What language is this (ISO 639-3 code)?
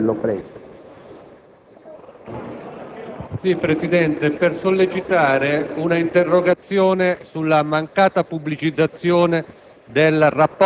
ita